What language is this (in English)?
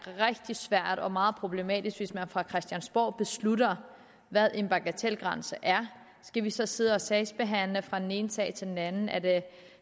Danish